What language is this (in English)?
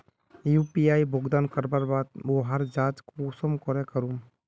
Magahi